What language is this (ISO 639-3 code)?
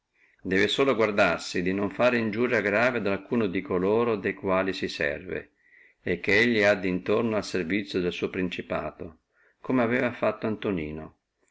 ita